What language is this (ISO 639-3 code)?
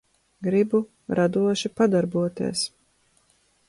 lav